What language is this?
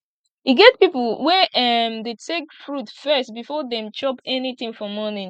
Nigerian Pidgin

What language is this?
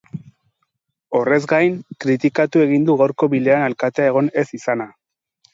Basque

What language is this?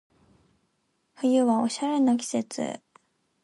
Japanese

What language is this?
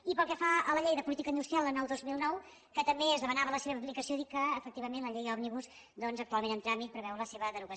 Catalan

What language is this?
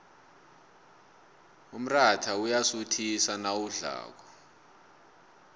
South Ndebele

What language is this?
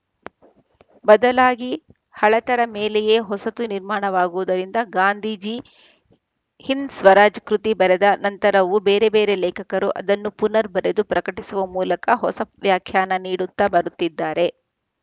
Kannada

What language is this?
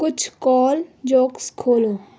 Urdu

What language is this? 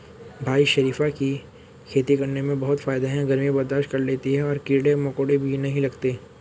Hindi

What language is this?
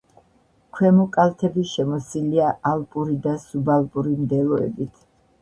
Georgian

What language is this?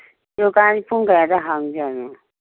Manipuri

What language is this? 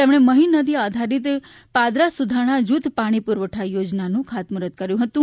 Gujarati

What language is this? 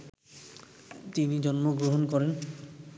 Bangla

